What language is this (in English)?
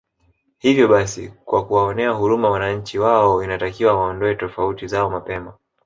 Swahili